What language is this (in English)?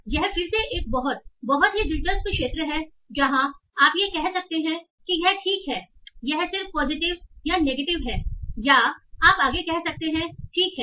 Hindi